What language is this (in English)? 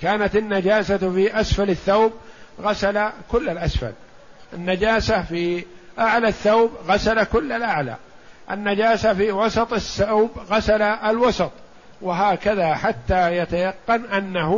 Arabic